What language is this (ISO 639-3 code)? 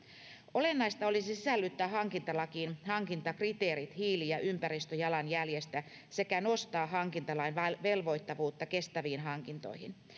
fin